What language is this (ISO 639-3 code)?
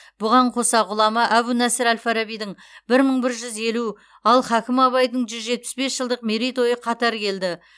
kaz